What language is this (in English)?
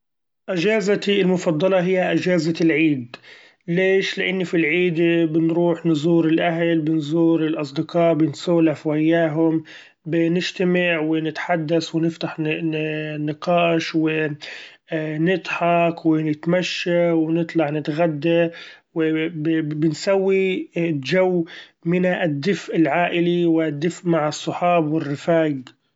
Gulf Arabic